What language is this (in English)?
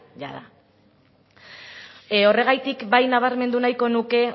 Basque